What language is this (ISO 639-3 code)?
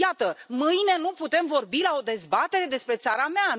ron